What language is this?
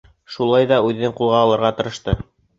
Bashkir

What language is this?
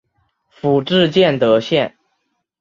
Chinese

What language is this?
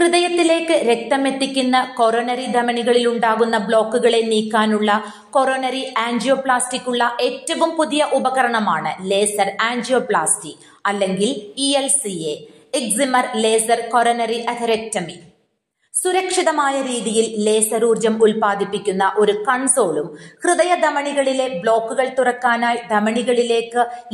Malayalam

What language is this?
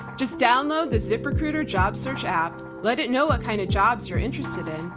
English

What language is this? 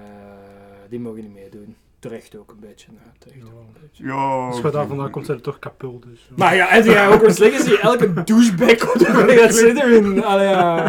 Dutch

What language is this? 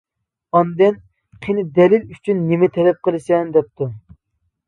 Uyghur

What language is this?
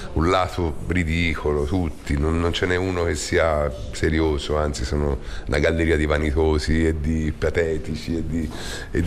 Italian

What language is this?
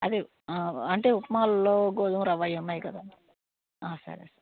Telugu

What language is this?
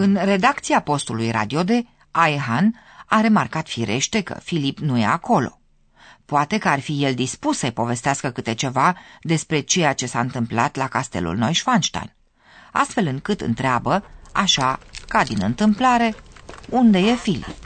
Romanian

